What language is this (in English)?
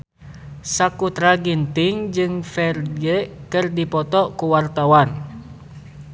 Sundanese